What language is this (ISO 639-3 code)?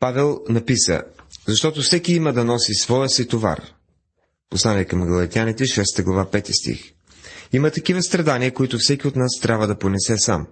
bul